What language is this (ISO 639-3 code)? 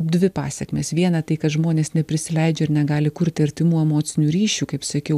lit